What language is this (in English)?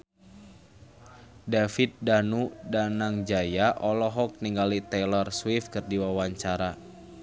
Sundanese